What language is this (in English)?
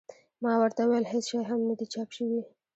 Pashto